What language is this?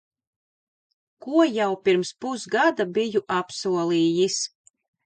Latvian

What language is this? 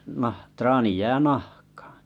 Finnish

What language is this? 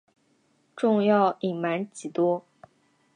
Chinese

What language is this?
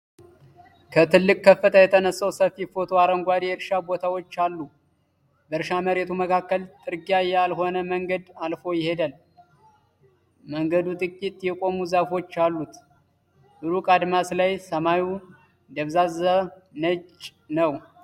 Amharic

